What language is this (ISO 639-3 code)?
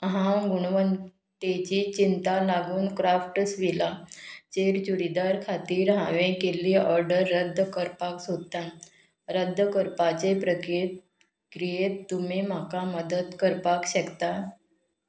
kok